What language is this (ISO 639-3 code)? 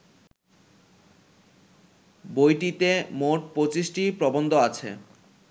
ben